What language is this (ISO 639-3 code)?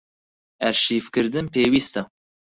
ckb